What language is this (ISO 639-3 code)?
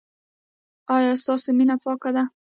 pus